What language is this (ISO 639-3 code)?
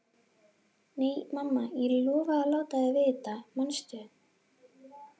isl